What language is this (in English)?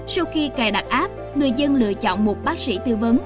Vietnamese